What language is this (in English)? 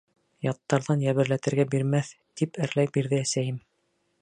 Bashkir